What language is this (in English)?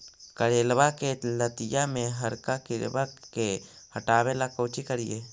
Magahi